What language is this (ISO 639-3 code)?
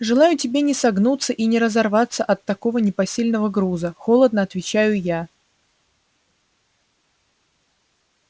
rus